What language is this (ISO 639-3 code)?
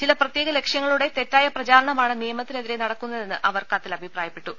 mal